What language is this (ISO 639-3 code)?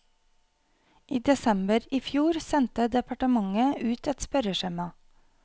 nor